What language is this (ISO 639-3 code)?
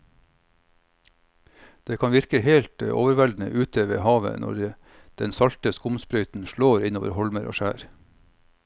nor